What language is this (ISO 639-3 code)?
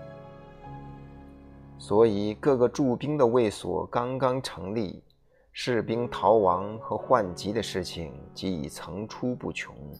zho